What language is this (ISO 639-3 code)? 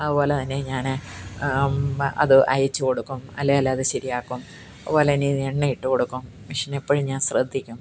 mal